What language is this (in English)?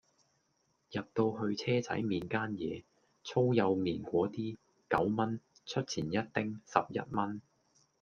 Cantonese